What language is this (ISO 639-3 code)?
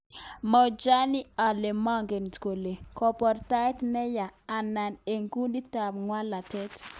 kln